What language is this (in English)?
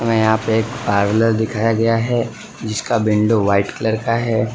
Hindi